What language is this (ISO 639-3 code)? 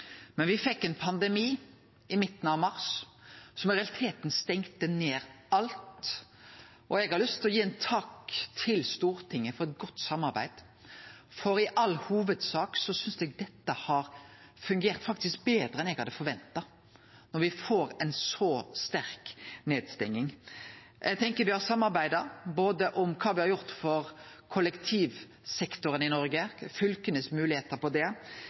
nno